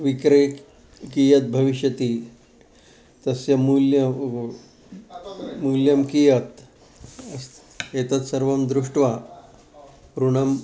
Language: Sanskrit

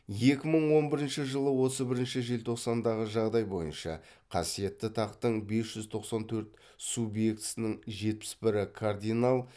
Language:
Kazakh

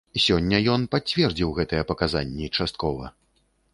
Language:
Belarusian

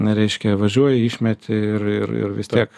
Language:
Lithuanian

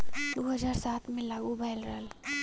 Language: Bhojpuri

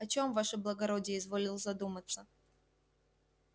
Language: Russian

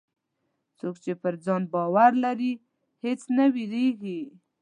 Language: Pashto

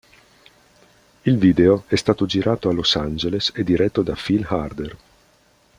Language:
Italian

